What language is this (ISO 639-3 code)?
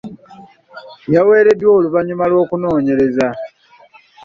lug